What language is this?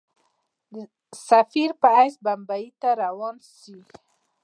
Pashto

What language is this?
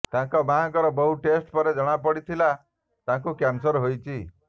Odia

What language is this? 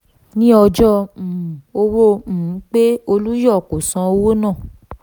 Yoruba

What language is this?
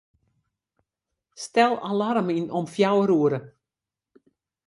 Western Frisian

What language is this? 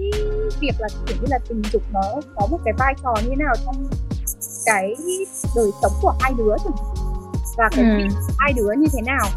Vietnamese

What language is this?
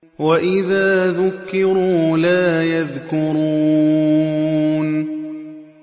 Arabic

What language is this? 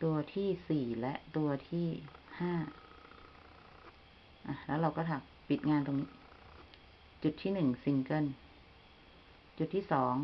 Thai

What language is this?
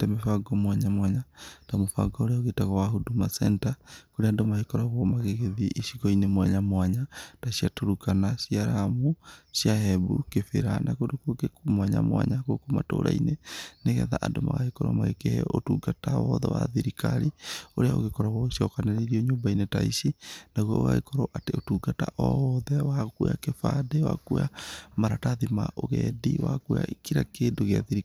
Kikuyu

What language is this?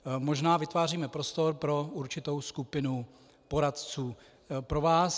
Czech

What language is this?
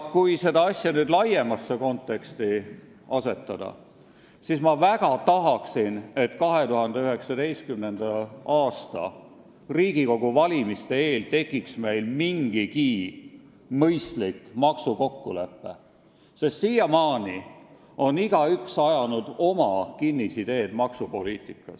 Estonian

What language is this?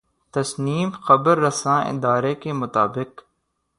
Urdu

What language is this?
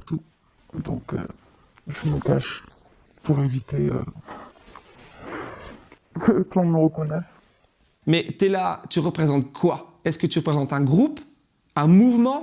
French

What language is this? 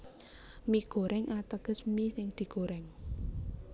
Javanese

